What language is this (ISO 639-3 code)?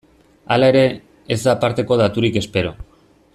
eus